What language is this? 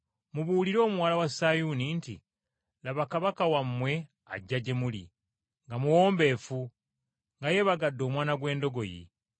Ganda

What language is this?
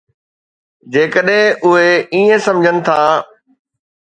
Sindhi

